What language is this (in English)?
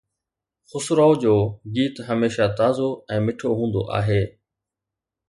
Sindhi